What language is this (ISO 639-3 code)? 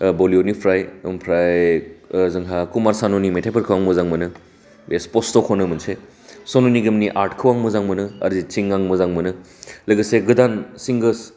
brx